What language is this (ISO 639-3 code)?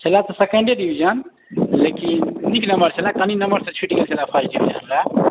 mai